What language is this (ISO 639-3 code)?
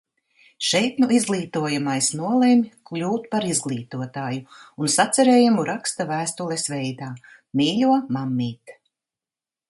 lav